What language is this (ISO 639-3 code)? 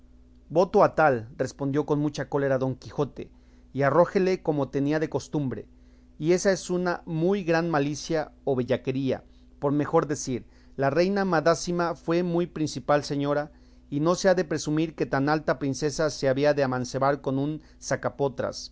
spa